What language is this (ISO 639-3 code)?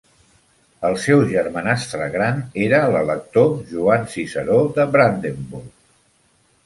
cat